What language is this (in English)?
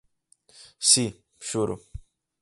Galician